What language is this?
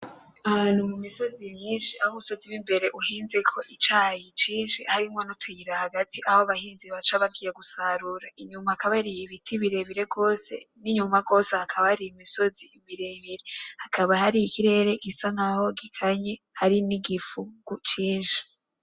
Rundi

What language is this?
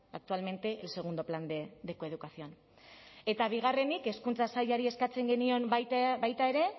Basque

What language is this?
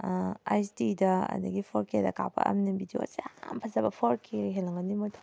Manipuri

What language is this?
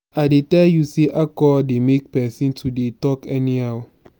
Nigerian Pidgin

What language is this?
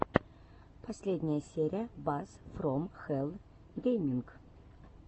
Russian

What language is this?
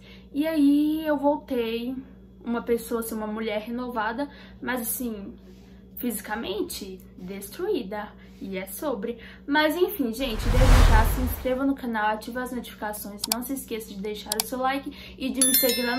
Portuguese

